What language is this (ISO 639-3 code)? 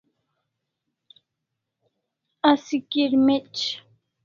kls